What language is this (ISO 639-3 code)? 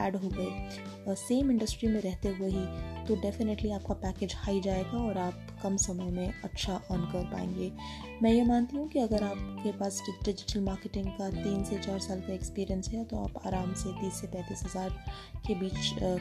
hin